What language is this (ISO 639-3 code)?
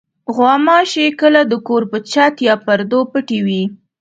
pus